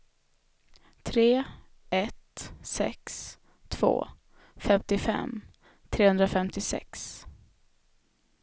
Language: Swedish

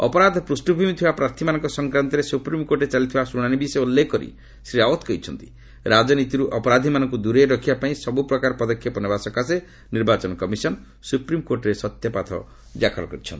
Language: Odia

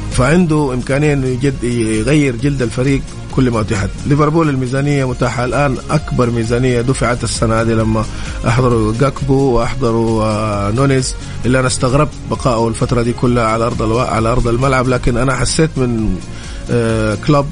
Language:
Arabic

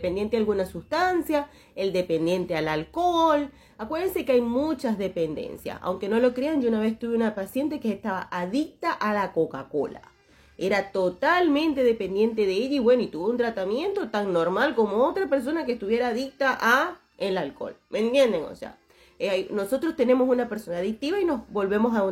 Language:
Spanish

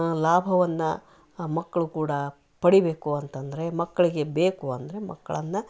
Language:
Kannada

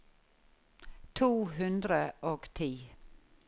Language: Norwegian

